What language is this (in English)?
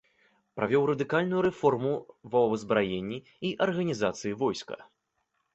Belarusian